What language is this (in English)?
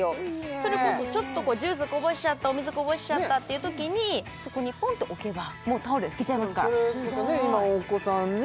Japanese